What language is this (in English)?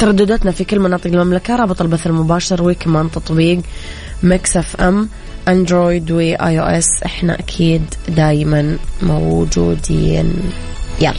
Arabic